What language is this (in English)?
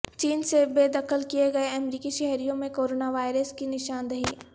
Urdu